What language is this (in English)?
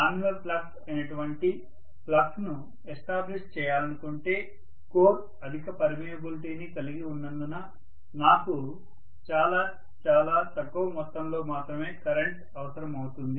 Telugu